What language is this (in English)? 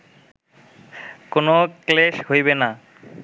Bangla